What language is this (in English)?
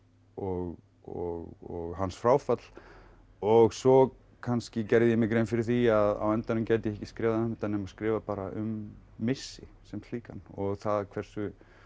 Icelandic